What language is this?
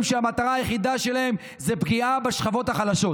Hebrew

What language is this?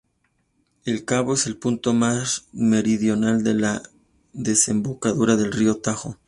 Spanish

